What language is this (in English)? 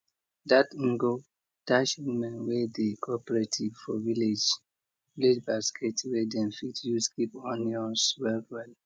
Nigerian Pidgin